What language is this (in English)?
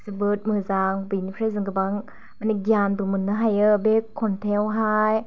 Bodo